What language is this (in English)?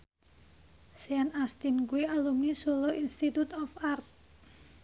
Javanese